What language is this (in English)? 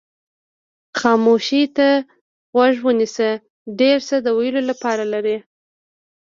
Pashto